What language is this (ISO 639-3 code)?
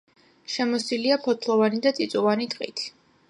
kat